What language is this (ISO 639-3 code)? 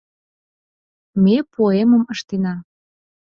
chm